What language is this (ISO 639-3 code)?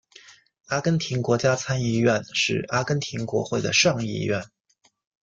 zho